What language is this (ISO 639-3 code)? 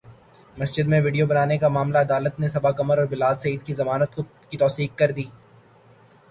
urd